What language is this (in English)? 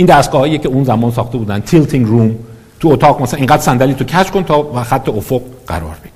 Persian